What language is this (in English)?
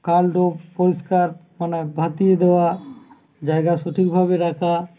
Bangla